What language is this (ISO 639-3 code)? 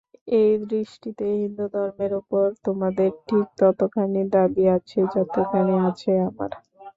ben